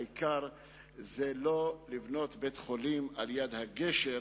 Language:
Hebrew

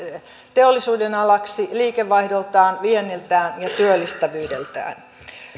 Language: Finnish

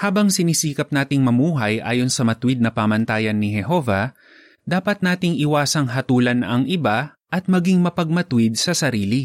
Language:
Filipino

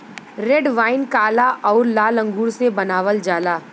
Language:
Bhojpuri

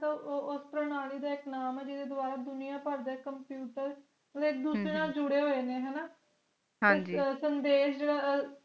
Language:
Punjabi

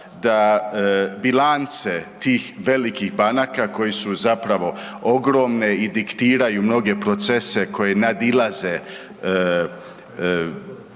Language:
Croatian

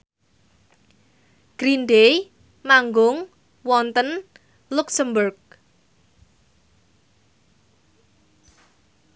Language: Javanese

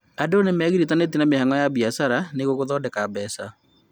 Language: Kikuyu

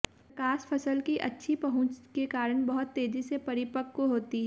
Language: Hindi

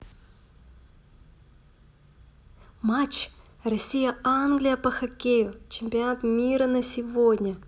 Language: Russian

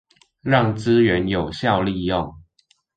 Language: Chinese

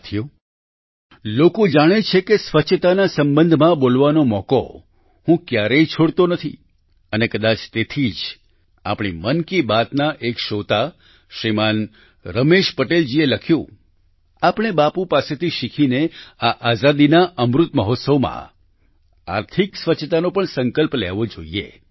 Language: Gujarati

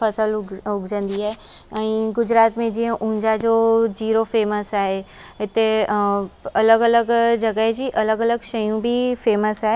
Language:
Sindhi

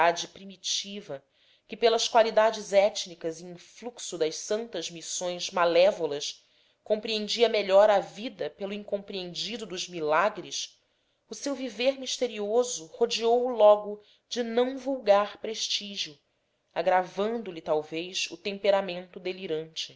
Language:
Portuguese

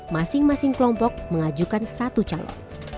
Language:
Indonesian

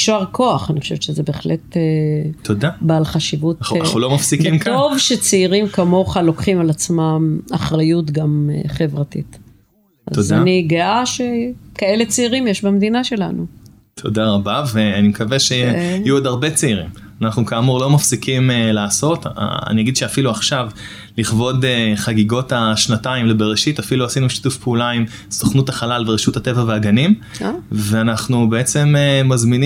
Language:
Hebrew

